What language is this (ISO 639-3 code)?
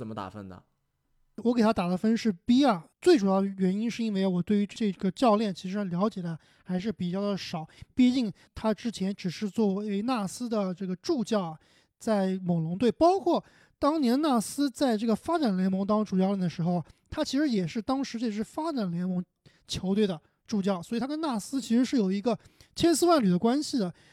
zho